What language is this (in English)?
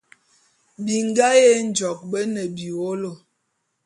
Bulu